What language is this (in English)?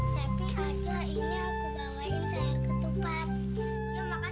Indonesian